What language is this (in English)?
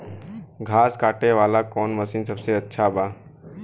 Bhojpuri